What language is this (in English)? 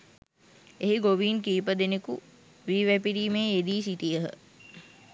Sinhala